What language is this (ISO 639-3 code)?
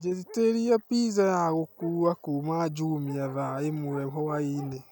kik